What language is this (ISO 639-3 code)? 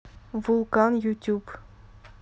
rus